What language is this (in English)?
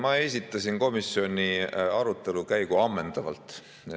Estonian